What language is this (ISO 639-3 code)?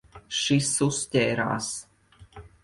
lav